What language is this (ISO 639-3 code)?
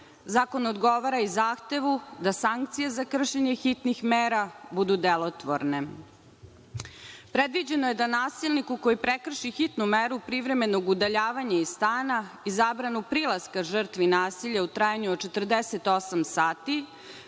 srp